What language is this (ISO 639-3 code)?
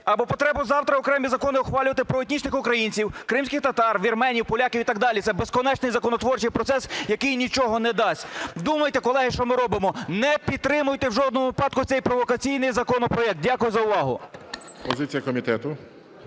ukr